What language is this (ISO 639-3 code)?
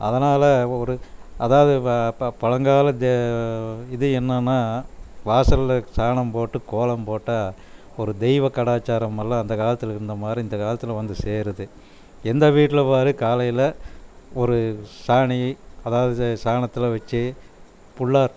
tam